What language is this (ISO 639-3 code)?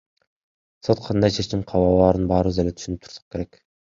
kir